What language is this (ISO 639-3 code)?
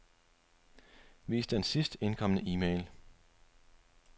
dan